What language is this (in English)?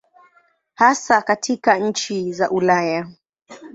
Swahili